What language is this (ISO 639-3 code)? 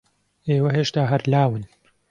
ckb